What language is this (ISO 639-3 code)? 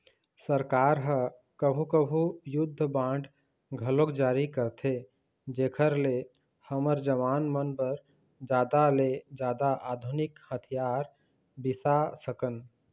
hne